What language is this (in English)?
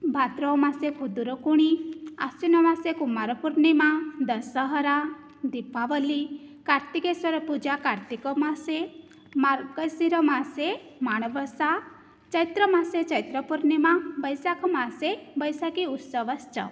Sanskrit